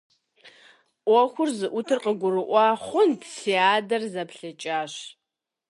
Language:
Kabardian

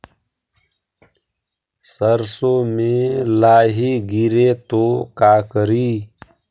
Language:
Magahi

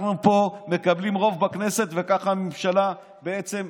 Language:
Hebrew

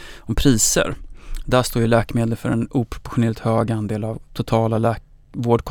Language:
Swedish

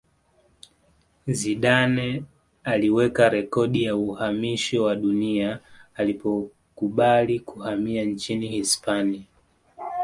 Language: Swahili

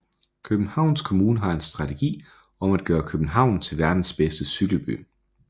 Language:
Danish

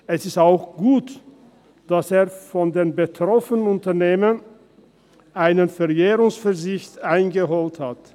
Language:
Swiss German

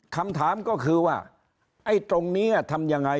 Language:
Thai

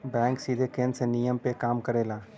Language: Bhojpuri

